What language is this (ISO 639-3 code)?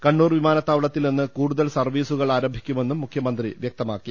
mal